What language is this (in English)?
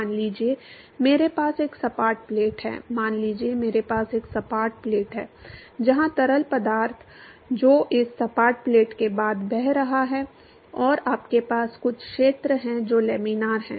Hindi